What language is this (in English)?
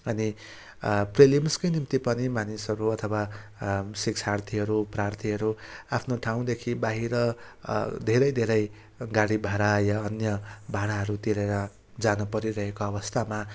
Nepali